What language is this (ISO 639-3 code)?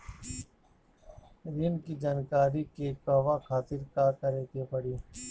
bho